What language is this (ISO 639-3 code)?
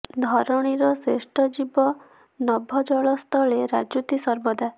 ori